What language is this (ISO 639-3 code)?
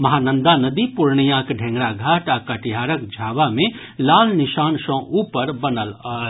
mai